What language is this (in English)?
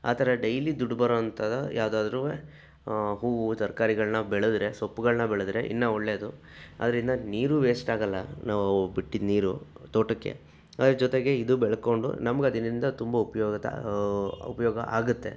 Kannada